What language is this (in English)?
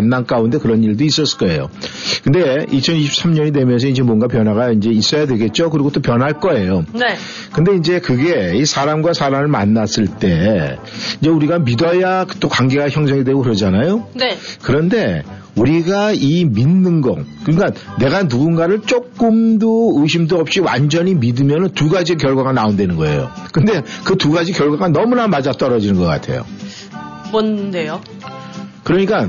Korean